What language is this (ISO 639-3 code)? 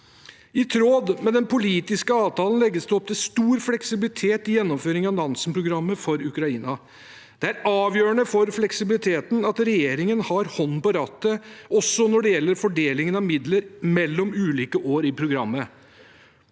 nor